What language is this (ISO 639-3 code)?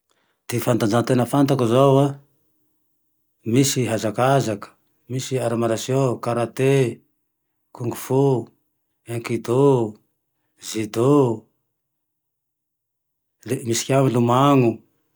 tdx